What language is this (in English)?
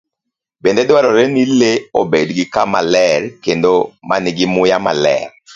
Luo (Kenya and Tanzania)